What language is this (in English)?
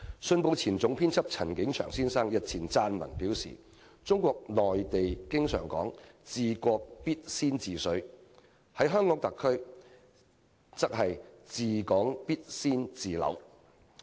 Cantonese